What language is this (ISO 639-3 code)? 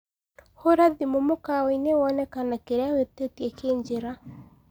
kik